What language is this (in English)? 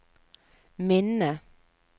Norwegian